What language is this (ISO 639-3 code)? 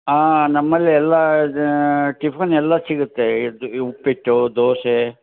kan